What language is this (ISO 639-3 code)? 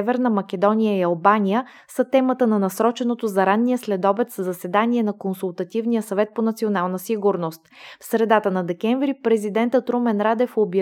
bul